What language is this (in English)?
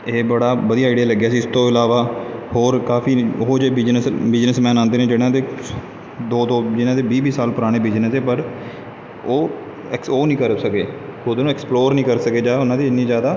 Punjabi